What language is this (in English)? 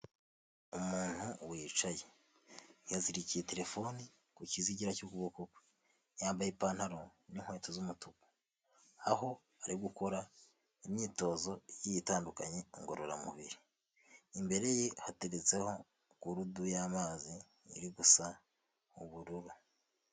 Kinyarwanda